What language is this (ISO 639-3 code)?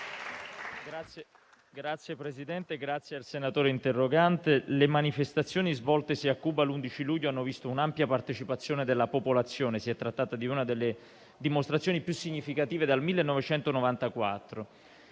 ita